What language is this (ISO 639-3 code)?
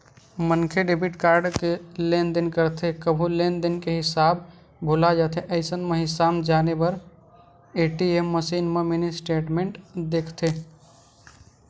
hne